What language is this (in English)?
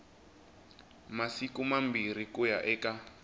Tsonga